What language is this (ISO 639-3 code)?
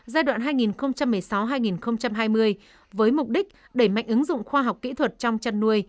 vie